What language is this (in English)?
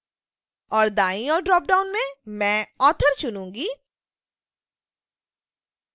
Hindi